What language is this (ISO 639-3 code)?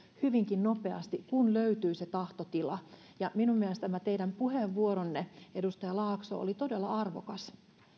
fin